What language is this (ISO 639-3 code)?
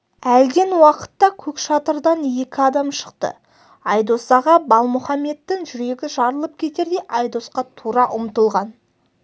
kaz